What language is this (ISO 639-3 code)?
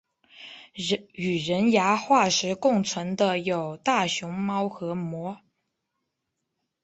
zho